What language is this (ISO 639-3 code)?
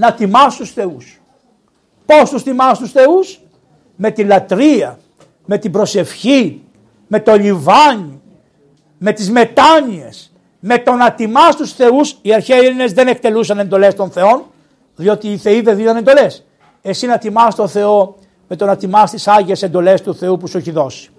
ell